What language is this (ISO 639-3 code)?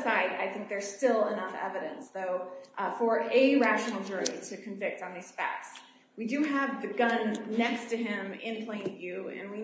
eng